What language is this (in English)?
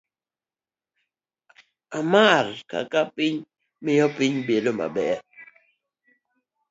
Luo (Kenya and Tanzania)